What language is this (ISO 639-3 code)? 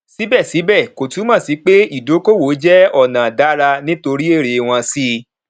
yor